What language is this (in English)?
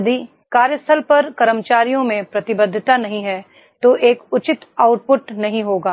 Hindi